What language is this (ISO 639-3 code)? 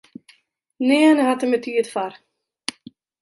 fry